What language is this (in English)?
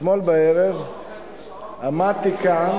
Hebrew